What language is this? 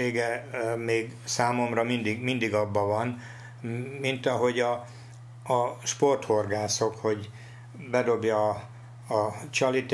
Hungarian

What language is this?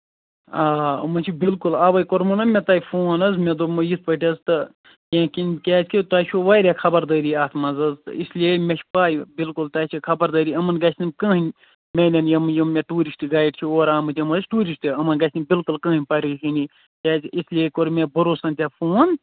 Kashmiri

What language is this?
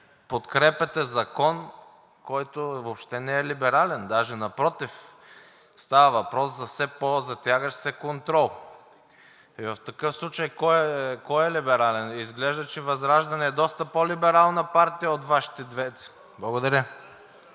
Bulgarian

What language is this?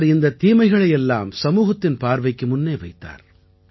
Tamil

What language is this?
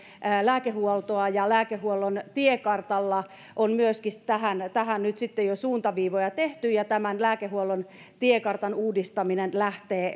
Finnish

